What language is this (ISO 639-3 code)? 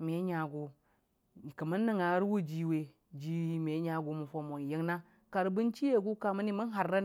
cfa